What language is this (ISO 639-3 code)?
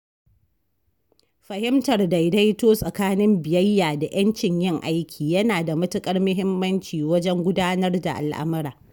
hau